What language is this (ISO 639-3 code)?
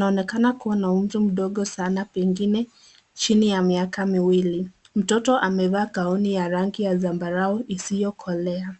swa